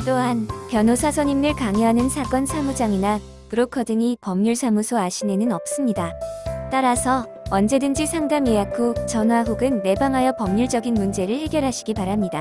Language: Korean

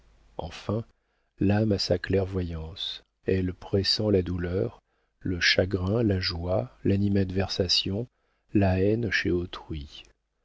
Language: French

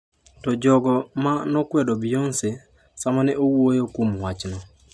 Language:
Luo (Kenya and Tanzania)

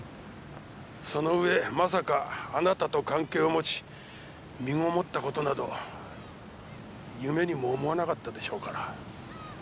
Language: Japanese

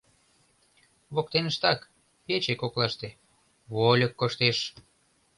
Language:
Mari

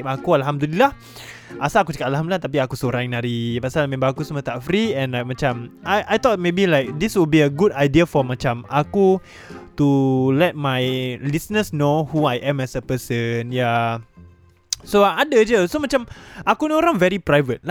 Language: Malay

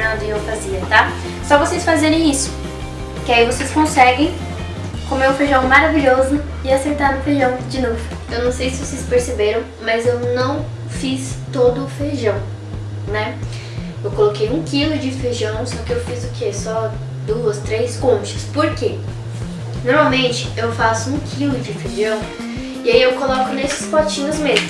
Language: Portuguese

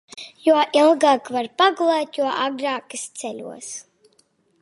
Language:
Latvian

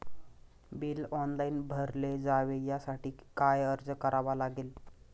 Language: Marathi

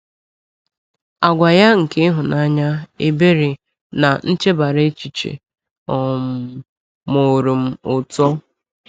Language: Igbo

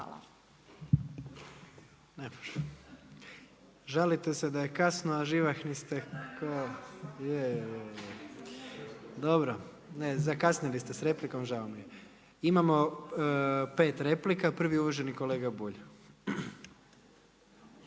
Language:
Croatian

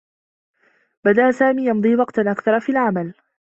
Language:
Arabic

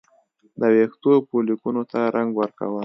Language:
Pashto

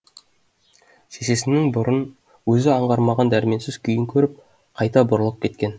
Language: Kazakh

